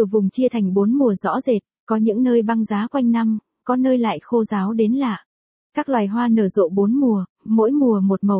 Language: Vietnamese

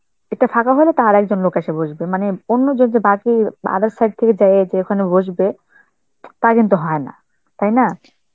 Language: Bangla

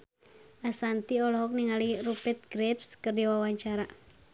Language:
Sundanese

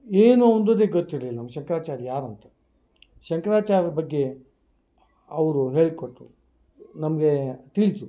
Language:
Kannada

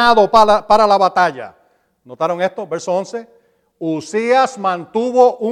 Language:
Spanish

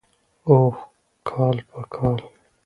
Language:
Pashto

